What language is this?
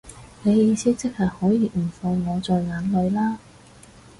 Cantonese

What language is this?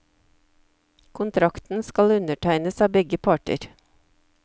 Norwegian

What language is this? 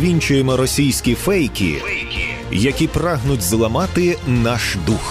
Ukrainian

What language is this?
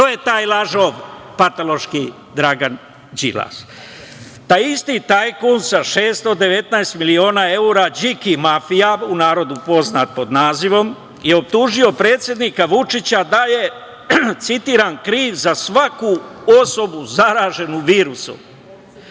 Serbian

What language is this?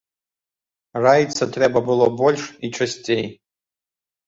Belarusian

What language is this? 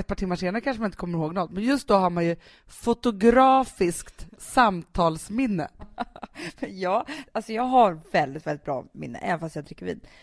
Swedish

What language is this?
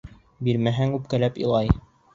Bashkir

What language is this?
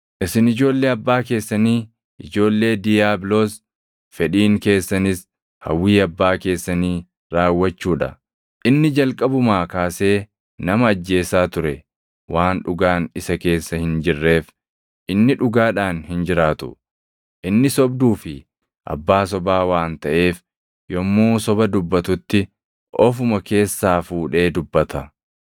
Oromo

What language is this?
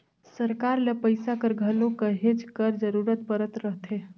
Chhattisgarhi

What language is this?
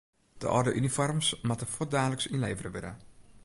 Western Frisian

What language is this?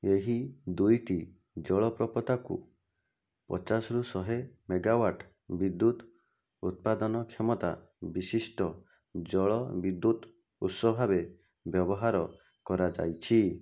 Odia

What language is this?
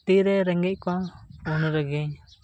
Santali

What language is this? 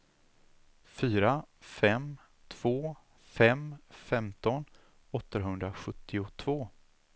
Swedish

